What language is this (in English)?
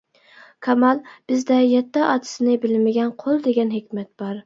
Uyghur